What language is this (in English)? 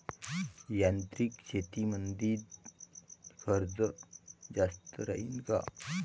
Marathi